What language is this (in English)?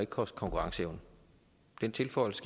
Danish